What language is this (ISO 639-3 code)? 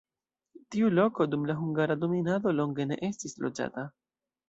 epo